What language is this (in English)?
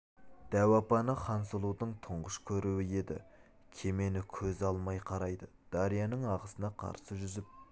Kazakh